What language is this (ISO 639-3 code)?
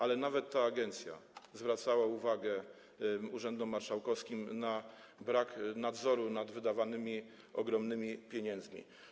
pol